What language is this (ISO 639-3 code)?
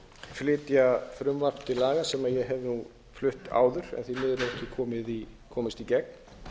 isl